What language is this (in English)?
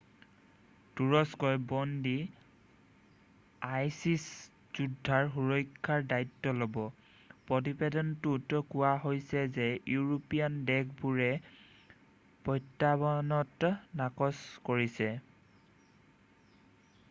Assamese